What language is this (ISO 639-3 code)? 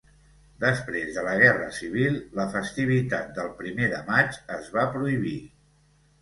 cat